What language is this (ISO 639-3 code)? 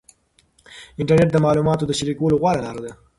pus